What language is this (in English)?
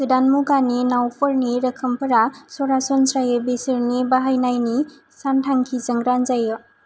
Bodo